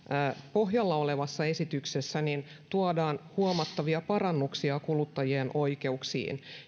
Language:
Finnish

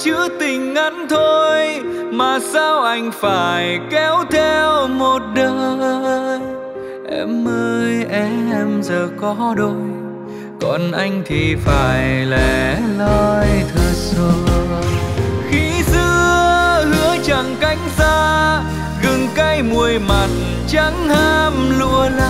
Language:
Vietnamese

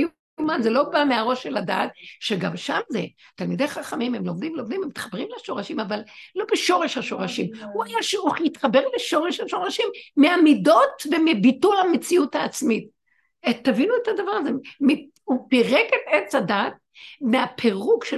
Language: Hebrew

